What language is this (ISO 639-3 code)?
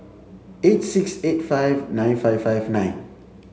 eng